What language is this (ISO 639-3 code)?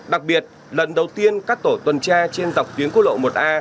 vie